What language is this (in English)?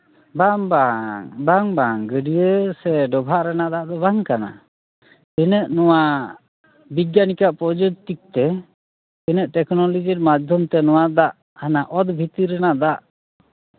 Santali